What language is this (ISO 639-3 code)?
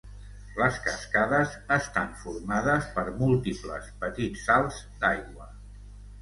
cat